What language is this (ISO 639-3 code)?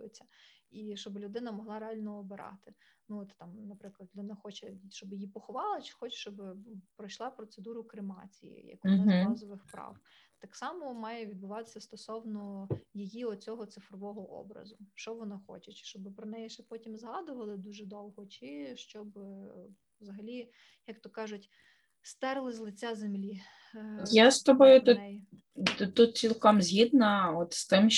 ukr